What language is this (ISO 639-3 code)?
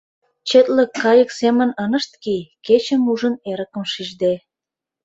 chm